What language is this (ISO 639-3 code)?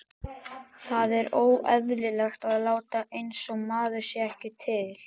isl